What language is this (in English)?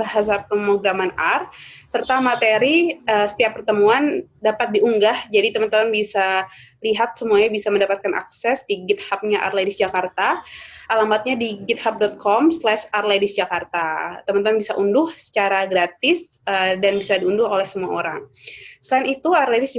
Indonesian